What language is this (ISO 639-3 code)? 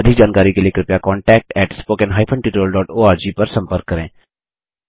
hin